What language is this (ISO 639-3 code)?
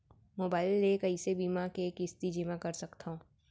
hne